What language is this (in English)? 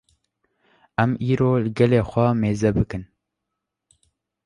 Kurdish